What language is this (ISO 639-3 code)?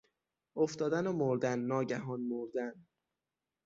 fas